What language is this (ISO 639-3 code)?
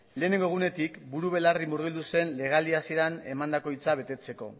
eus